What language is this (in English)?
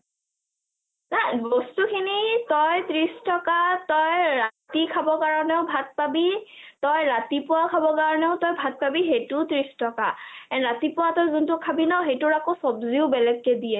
Assamese